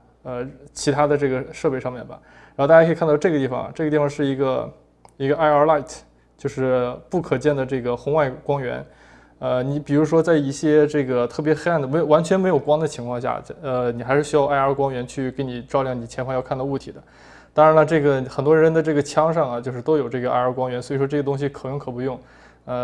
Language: Chinese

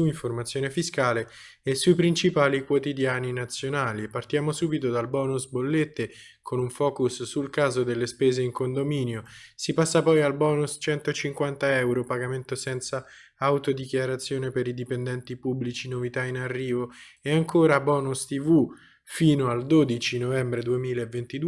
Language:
Italian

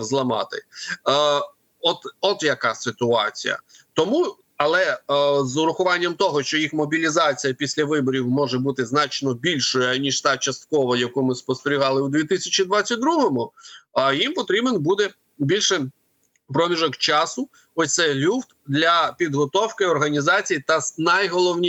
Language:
Ukrainian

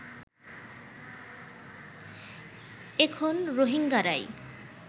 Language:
Bangla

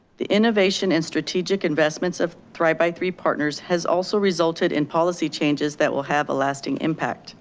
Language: English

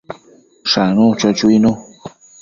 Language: Matsés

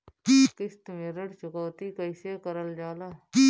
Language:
Bhojpuri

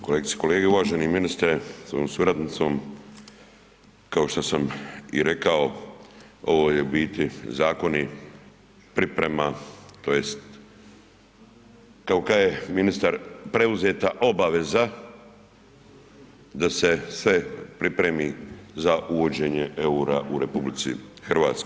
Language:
Croatian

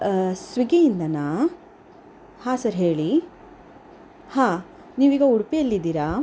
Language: Kannada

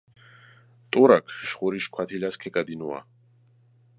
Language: Georgian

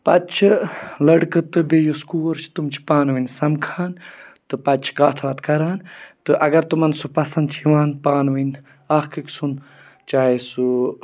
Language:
Kashmiri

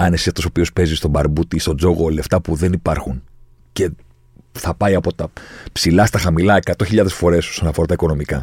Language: Greek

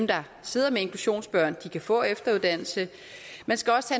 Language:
Danish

